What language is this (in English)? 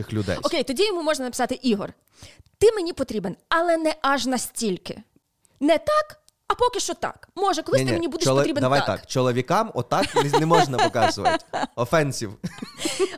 Ukrainian